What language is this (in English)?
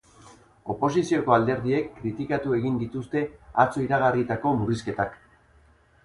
Basque